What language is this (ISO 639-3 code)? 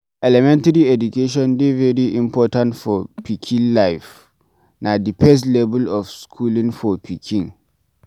pcm